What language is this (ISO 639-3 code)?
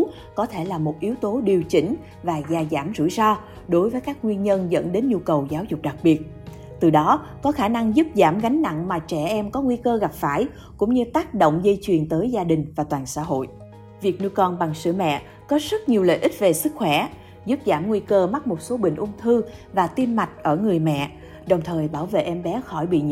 vie